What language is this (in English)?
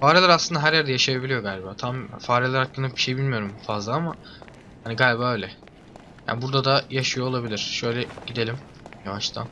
Turkish